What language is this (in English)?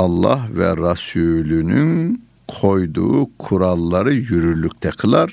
Turkish